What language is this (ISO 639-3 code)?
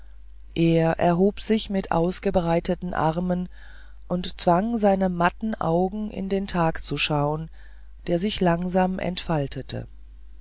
deu